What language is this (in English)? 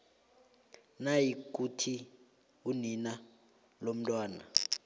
South Ndebele